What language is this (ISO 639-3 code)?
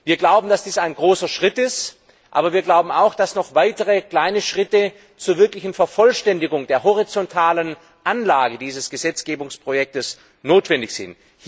deu